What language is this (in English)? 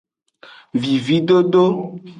Aja (Benin)